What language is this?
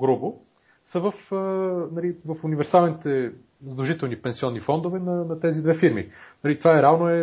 Bulgarian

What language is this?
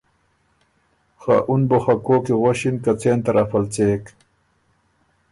Ormuri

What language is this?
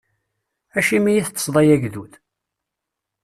Kabyle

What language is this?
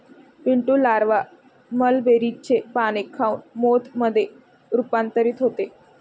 Marathi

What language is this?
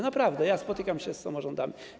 Polish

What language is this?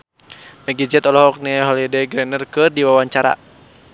Sundanese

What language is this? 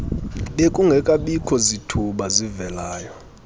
Xhosa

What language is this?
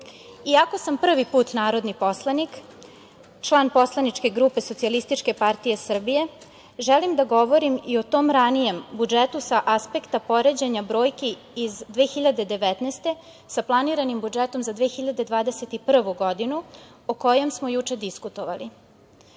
Serbian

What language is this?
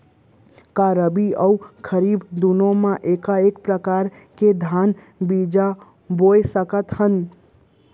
Chhattisgarhi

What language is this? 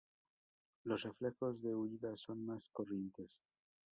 Spanish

